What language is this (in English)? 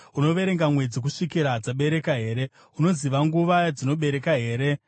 Shona